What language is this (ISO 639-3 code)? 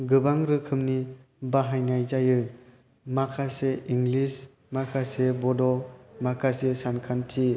brx